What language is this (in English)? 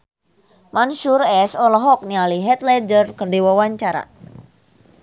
Sundanese